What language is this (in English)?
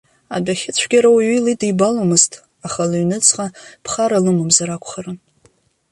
Abkhazian